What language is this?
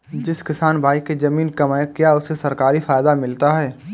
Hindi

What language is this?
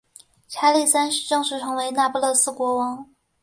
Chinese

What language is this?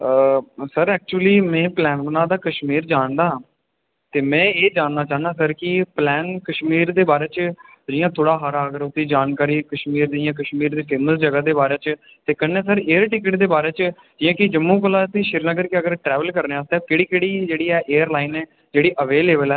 Dogri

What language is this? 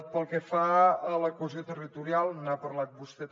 Catalan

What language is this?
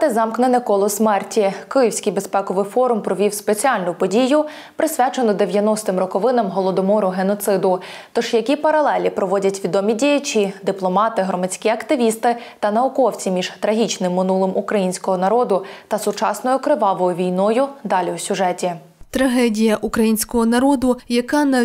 Ukrainian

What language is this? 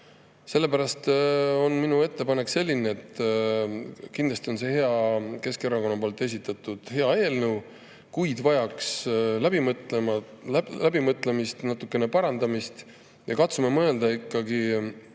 Estonian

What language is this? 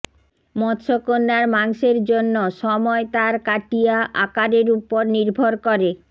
Bangla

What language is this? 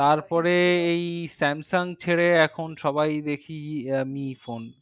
Bangla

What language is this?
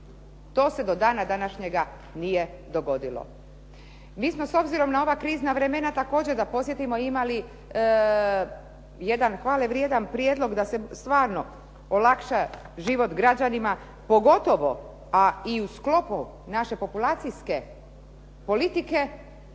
Croatian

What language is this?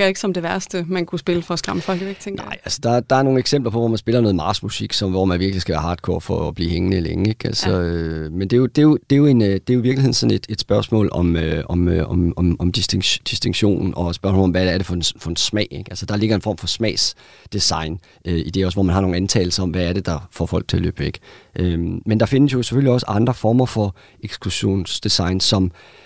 Danish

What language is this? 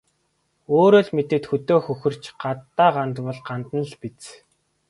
Mongolian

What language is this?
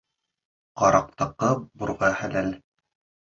Bashkir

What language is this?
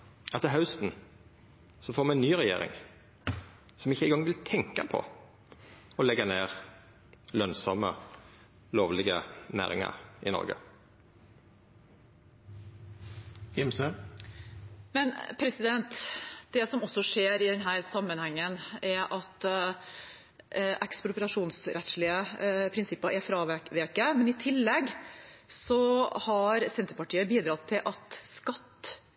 Norwegian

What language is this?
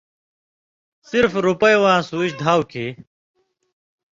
Indus Kohistani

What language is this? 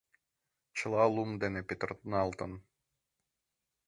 Mari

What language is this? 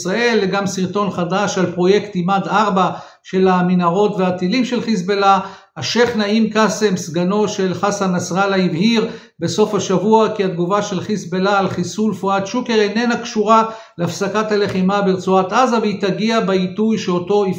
Hebrew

